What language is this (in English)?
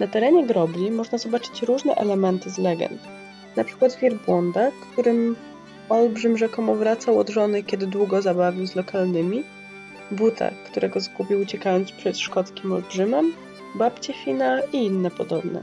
Polish